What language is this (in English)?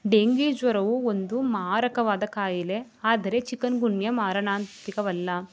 Kannada